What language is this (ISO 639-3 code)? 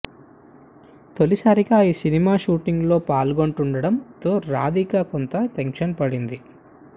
tel